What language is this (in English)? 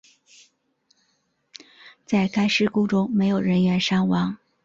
Chinese